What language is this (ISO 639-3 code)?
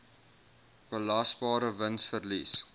afr